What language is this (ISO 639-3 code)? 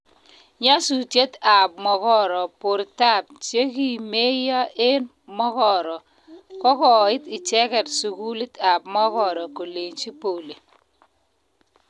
kln